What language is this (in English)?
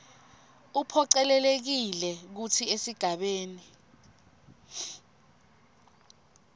Swati